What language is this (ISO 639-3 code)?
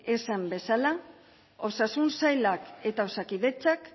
eus